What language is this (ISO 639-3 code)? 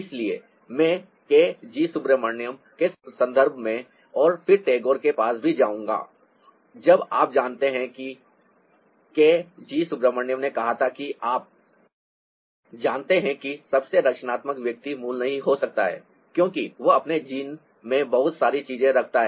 hin